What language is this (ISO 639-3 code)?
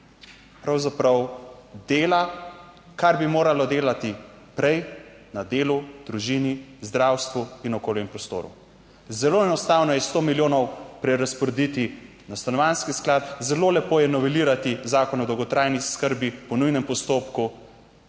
slv